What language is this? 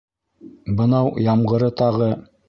Bashkir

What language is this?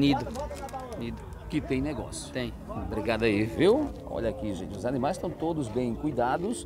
Portuguese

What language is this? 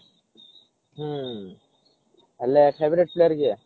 Odia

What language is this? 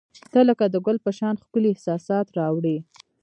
Pashto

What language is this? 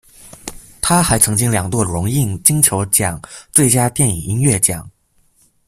Chinese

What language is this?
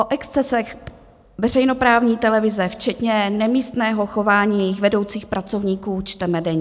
Czech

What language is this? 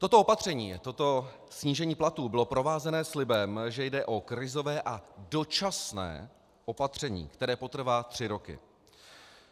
Czech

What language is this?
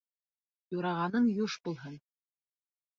Bashkir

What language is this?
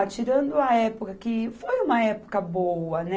Portuguese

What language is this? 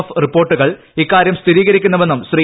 Malayalam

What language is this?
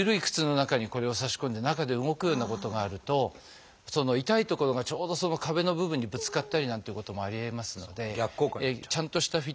Japanese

